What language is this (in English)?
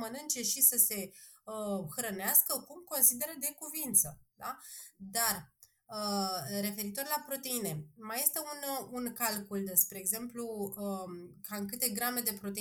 Romanian